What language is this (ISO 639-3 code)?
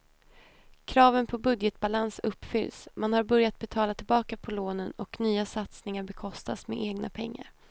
swe